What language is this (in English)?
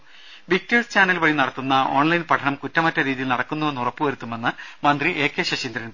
Malayalam